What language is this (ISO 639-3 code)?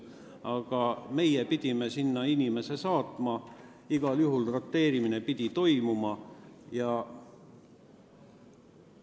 est